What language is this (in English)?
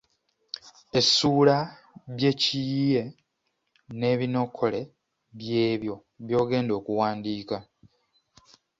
Ganda